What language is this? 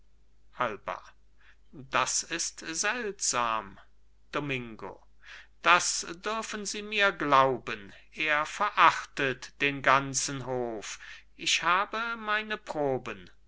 German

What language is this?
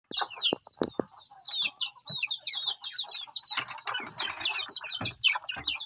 Indonesian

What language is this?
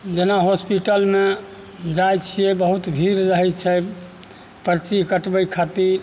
Maithili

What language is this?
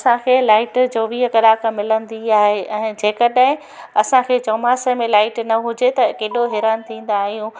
Sindhi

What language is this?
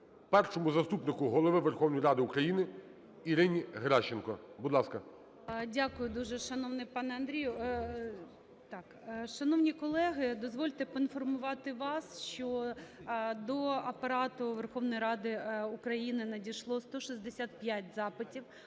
Ukrainian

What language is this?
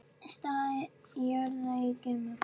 Icelandic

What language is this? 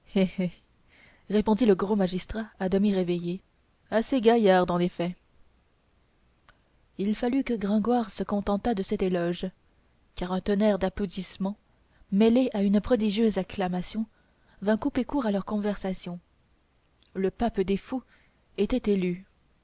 French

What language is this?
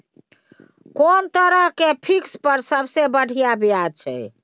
Maithili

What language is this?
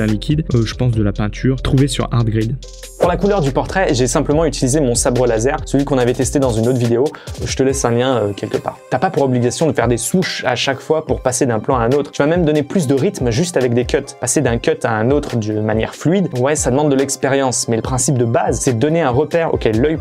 French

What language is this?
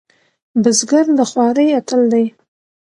Pashto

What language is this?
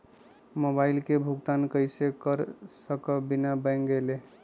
Magahi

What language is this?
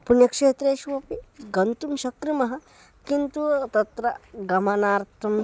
Sanskrit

